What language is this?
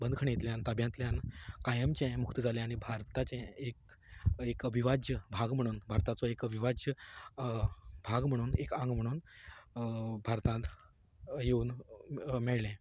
Konkani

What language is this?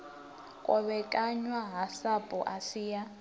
Venda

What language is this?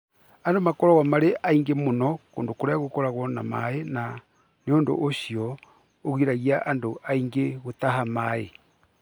Kikuyu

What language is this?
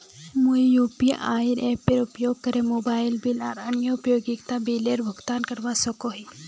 Magahi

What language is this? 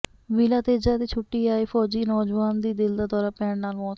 Punjabi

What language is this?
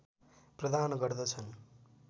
Nepali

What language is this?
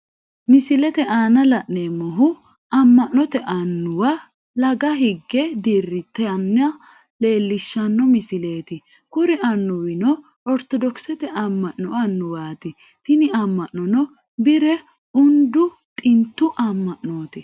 Sidamo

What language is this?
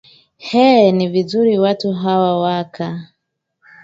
Swahili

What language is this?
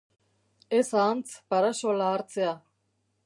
Basque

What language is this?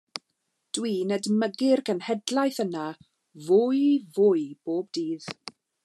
Welsh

